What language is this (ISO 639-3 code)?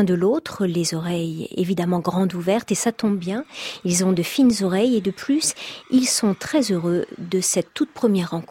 fra